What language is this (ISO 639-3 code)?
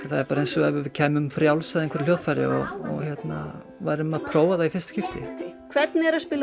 isl